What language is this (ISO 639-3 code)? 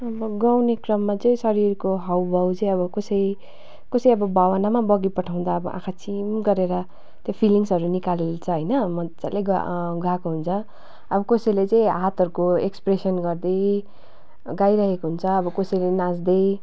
nep